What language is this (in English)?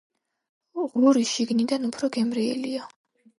Georgian